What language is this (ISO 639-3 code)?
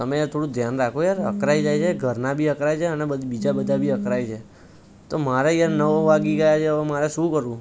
guj